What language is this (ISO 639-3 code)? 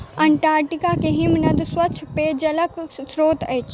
mai